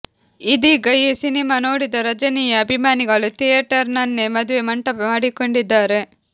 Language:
Kannada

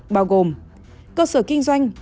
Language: Vietnamese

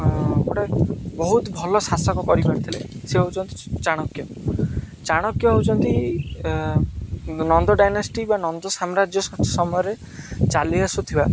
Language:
Odia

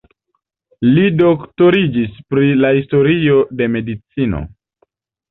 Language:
Esperanto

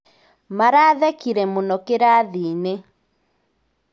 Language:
Kikuyu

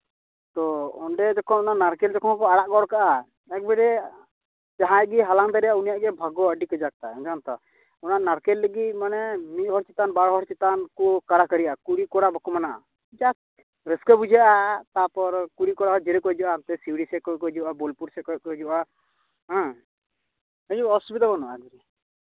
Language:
Santali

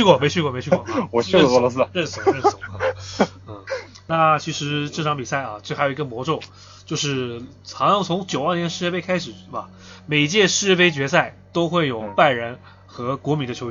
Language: Chinese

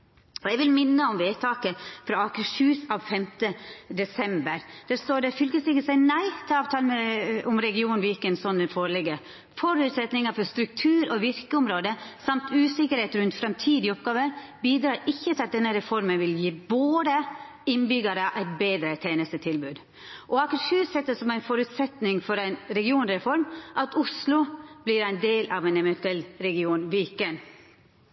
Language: Norwegian Nynorsk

